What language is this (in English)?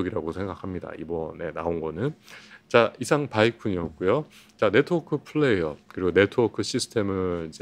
Korean